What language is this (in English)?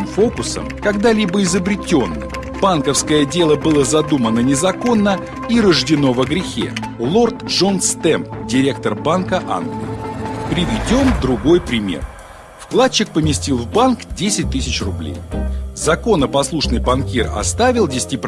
Russian